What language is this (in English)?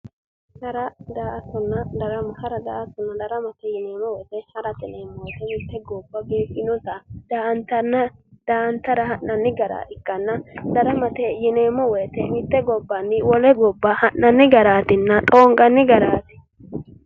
Sidamo